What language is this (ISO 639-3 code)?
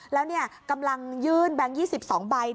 tha